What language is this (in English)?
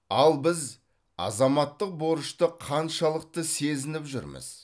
Kazakh